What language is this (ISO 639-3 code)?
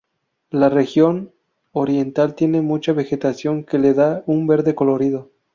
spa